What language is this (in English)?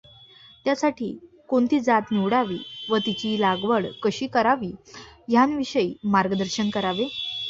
Marathi